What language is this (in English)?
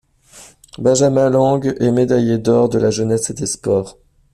French